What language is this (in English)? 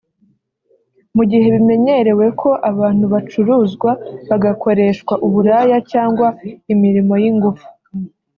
Kinyarwanda